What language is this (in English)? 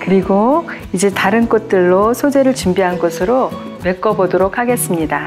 Korean